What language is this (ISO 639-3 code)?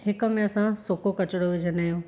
snd